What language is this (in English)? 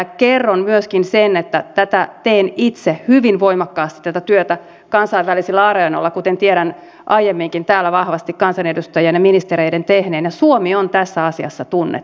Finnish